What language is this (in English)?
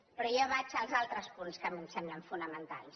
Catalan